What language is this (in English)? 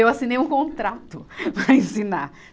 Portuguese